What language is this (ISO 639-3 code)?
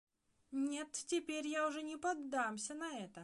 rus